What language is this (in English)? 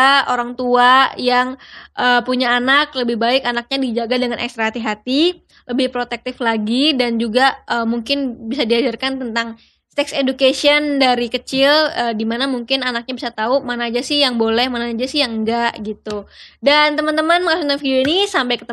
Indonesian